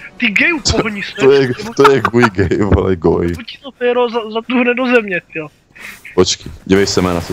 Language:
Czech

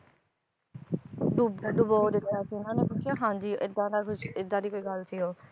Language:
Punjabi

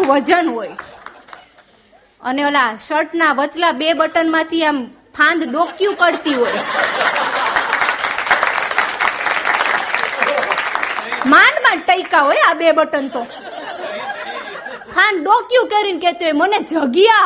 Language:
Gujarati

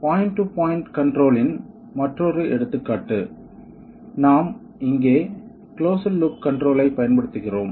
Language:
Tamil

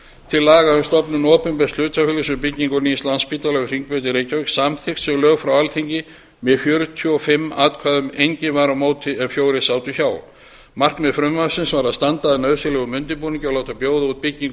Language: Icelandic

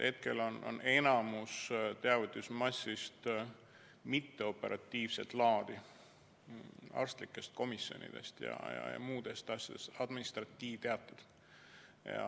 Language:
Estonian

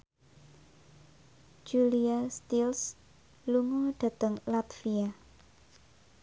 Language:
Javanese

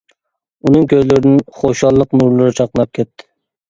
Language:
Uyghur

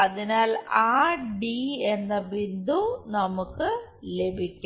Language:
Malayalam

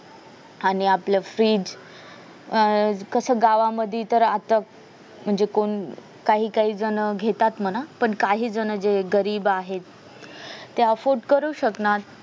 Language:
Marathi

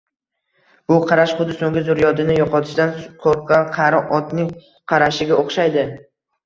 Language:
Uzbek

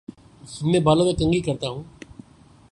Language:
Urdu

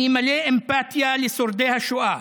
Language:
Hebrew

